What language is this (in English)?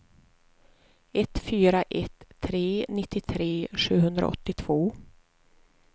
Swedish